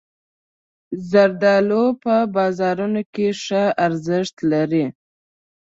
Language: Pashto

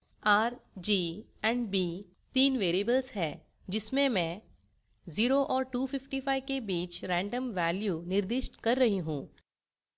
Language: Hindi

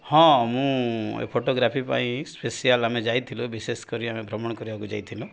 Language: Odia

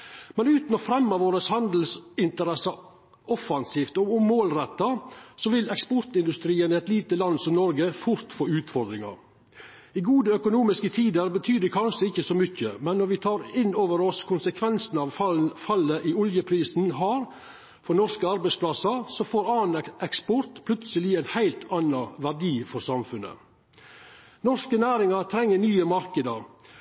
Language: Norwegian Nynorsk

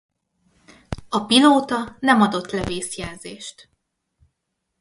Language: Hungarian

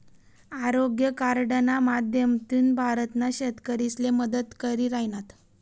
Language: Marathi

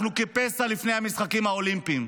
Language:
Hebrew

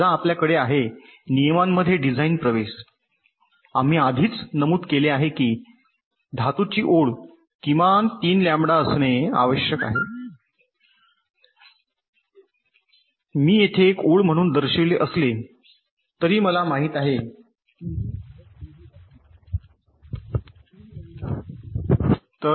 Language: Marathi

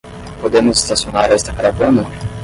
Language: Portuguese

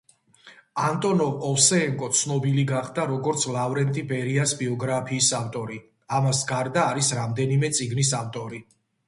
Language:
Georgian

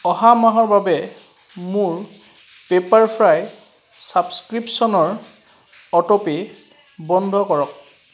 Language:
Assamese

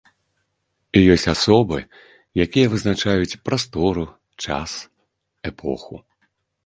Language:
Belarusian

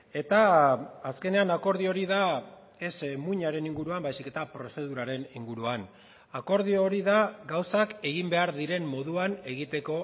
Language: Basque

